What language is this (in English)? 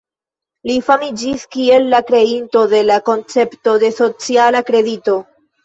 Esperanto